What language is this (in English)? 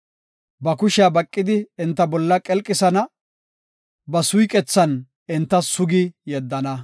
Gofa